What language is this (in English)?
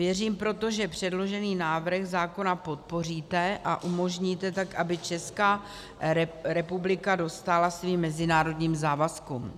Czech